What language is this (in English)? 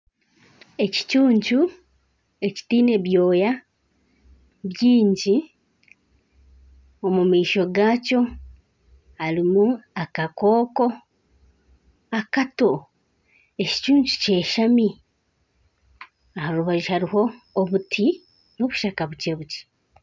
Nyankole